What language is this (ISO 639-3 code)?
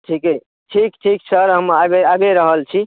mai